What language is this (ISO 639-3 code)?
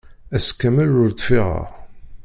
kab